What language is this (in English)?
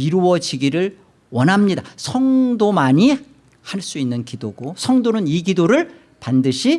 Korean